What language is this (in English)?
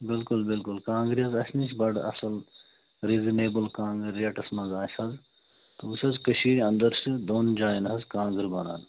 Kashmiri